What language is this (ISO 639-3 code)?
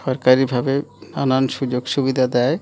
ben